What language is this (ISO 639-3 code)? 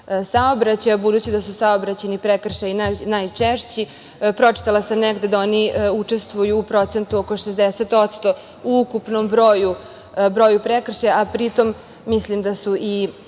srp